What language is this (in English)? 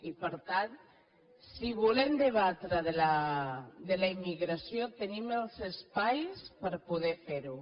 Catalan